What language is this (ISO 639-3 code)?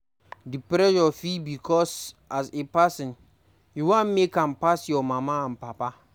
pcm